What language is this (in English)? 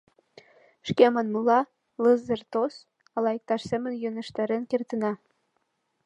Mari